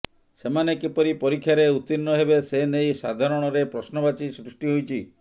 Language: Odia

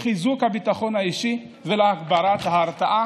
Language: Hebrew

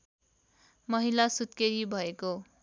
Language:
Nepali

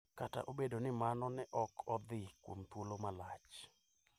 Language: Luo (Kenya and Tanzania)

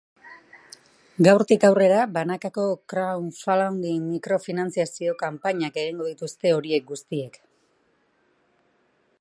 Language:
Basque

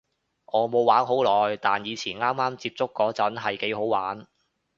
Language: Cantonese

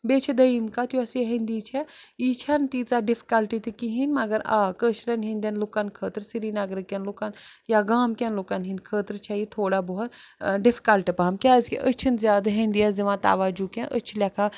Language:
Kashmiri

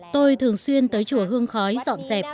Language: Vietnamese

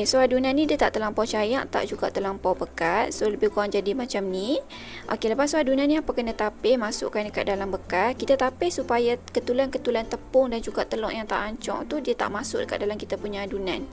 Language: Malay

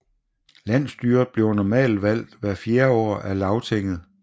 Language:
Danish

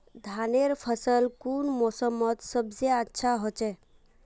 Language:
Magahi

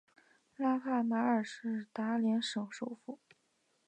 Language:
Chinese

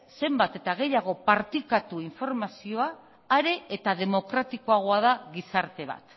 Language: Basque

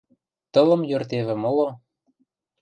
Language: Western Mari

